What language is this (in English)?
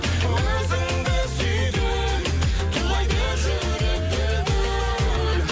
Kazakh